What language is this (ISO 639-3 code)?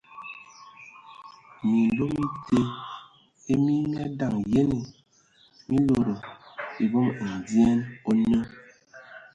ewo